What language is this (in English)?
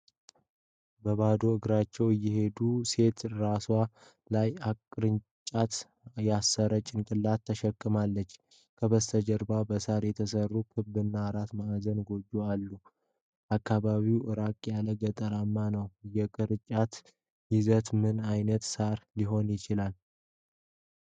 Amharic